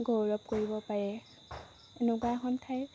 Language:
Assamese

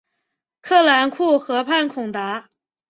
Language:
Chinese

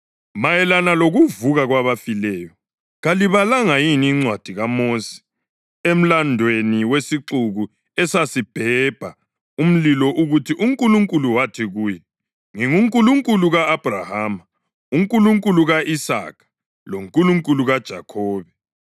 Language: North Ndebele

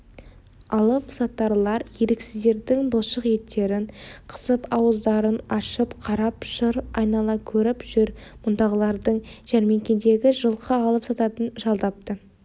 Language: Kazakh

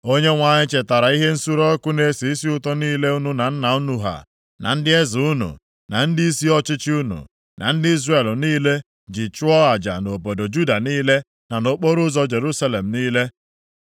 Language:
Igbo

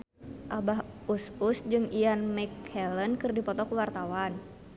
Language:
Sundanese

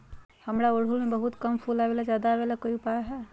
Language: Magahi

